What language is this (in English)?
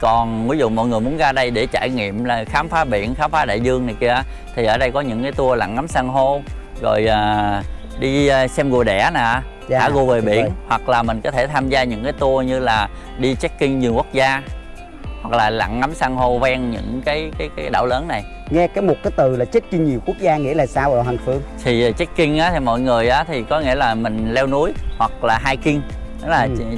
Vietnamese